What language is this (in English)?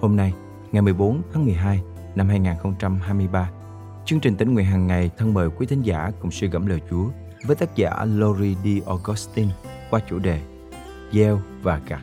Vietnamese